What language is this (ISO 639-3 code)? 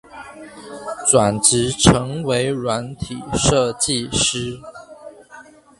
zho